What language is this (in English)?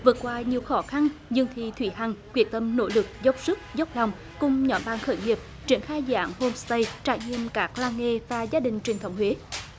Vietnamese